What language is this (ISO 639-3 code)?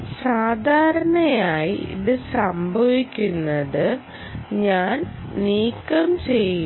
mal